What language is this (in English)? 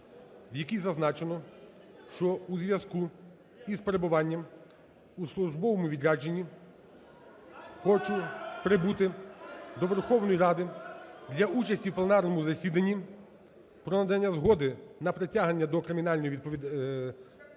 Ukrainian